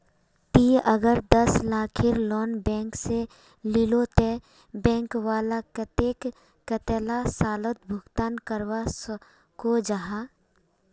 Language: Magahi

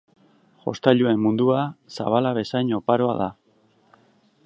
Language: Basque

